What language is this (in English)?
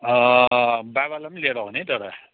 Nepali